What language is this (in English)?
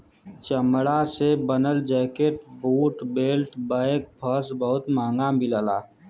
Bhojpuri